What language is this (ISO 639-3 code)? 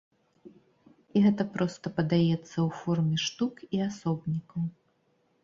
bel